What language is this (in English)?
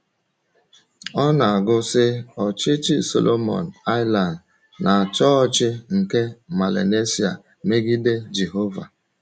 Igbo